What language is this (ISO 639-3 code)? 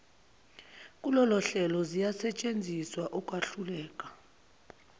zul